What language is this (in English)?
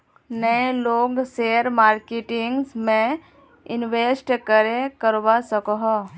Magahi